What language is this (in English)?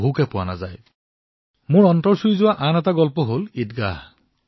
Assamese